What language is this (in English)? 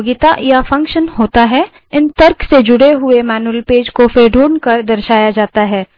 Hindi